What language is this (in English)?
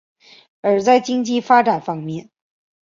Chinese